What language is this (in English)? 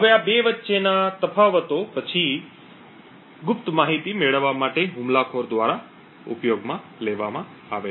Gujarati